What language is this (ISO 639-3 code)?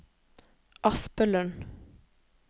nor